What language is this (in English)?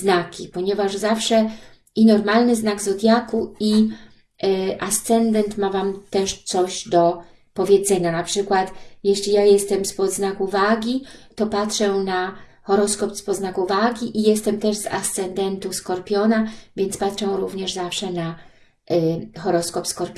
Polish